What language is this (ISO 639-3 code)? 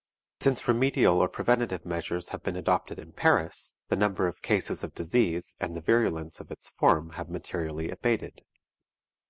eng